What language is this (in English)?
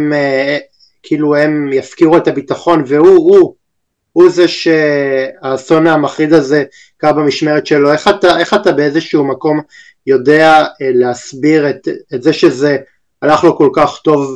Hebrew